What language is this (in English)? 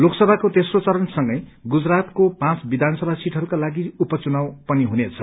Nepali